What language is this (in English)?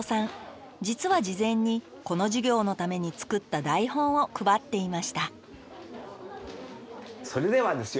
Japanese